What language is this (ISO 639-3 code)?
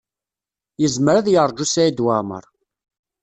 kab